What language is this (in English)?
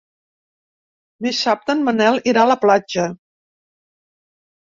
Catalan